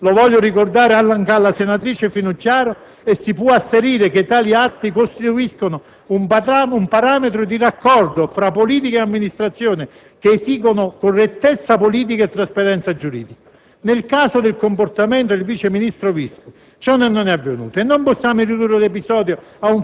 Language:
Italian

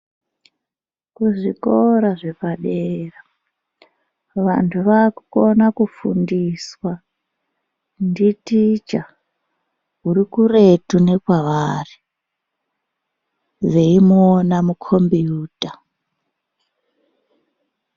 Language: Ndau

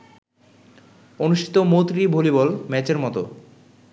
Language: Bangla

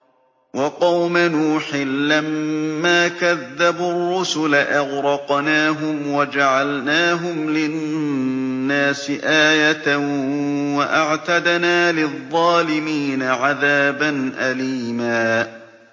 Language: Arabic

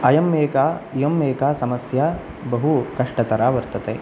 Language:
Sanskrit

